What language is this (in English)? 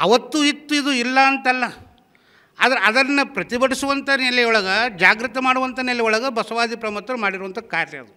Kannada